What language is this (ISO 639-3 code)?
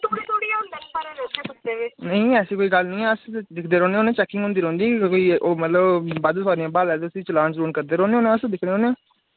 doi